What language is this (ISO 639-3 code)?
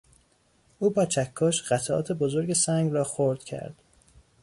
fas